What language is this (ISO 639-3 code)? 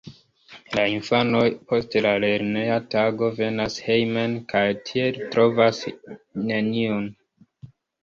epo